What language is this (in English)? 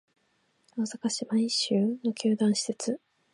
Japanese